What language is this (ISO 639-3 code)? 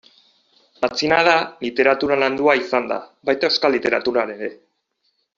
eus